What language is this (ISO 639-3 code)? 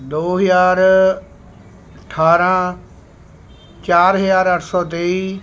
pan